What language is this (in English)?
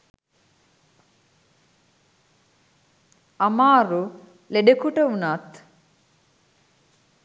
Sinhala